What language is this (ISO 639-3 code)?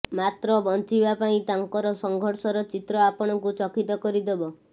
ori